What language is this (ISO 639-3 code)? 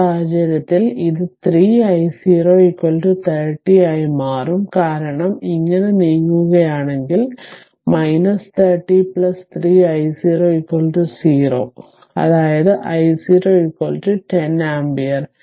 mal